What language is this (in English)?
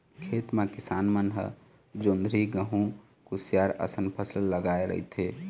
Chhattisgarhi